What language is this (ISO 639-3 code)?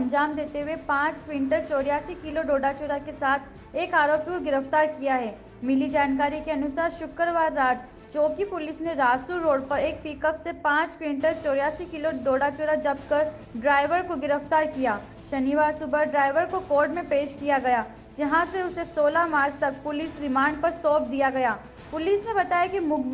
hin